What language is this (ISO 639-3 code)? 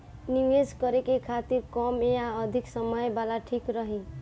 bho